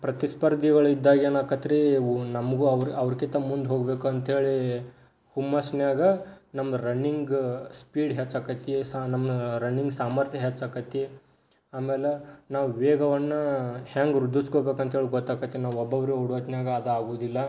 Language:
Kannada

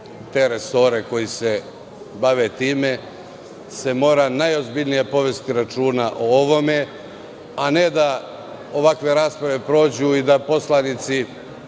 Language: Serbian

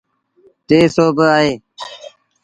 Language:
Sindhi Bhil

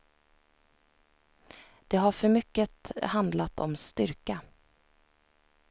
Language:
Swedish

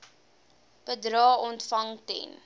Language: Afrikaans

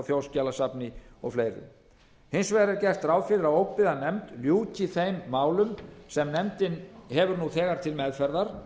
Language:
Icelandic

